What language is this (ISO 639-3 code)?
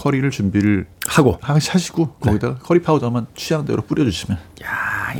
kor